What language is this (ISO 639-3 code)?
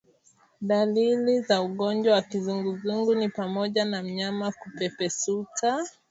swa